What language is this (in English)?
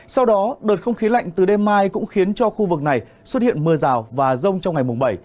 Vietnamese